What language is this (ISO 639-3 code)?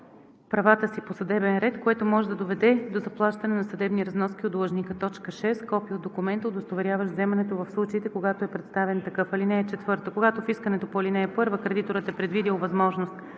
bul